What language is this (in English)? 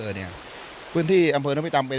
Thai